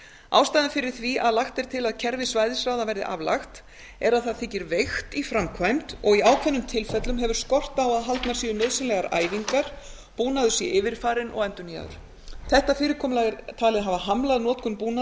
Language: Icelandic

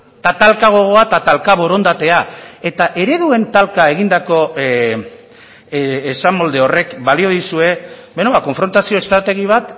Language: Basque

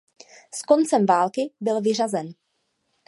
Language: Czech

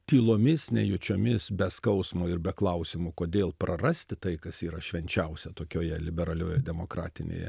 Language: Lithuanian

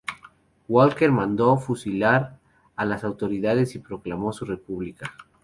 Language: Spanish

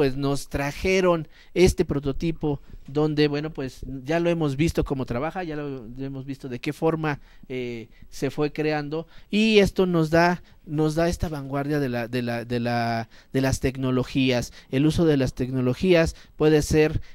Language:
Spanish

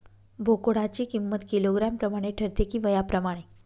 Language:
Marathi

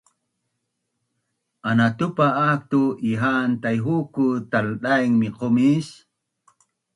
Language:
Bunun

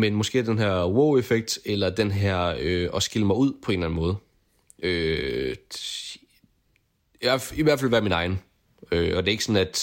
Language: Danish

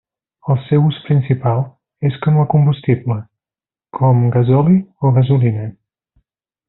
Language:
Catalan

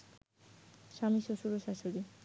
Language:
Bangla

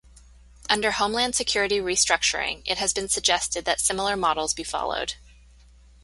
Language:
English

